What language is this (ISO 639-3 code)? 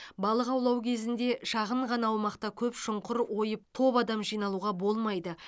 kaz